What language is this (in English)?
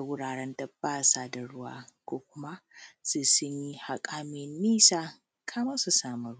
Hausa